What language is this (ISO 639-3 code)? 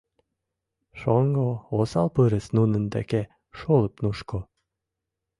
chm